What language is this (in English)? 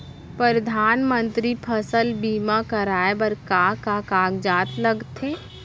Chhattisgarhi